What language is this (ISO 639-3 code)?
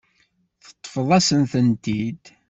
kab